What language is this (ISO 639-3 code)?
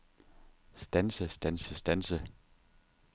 dan